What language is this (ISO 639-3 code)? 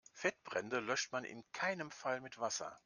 deu